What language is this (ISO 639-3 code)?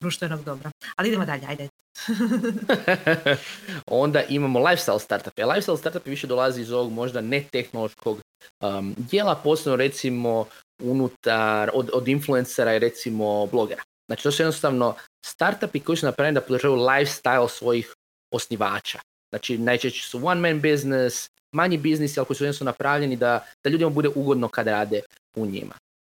hrv